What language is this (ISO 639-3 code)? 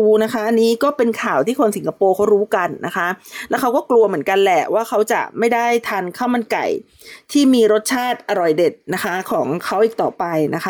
tha